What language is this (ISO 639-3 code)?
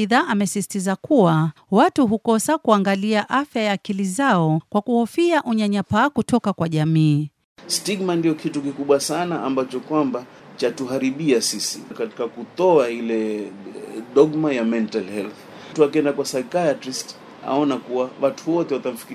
swa